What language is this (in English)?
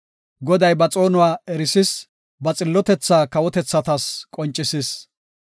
Gofa